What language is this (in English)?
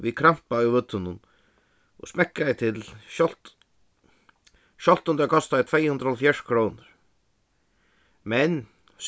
Faroese